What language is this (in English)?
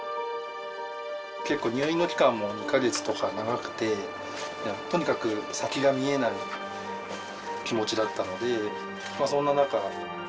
Japanese